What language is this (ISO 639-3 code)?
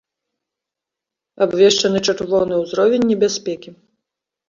bel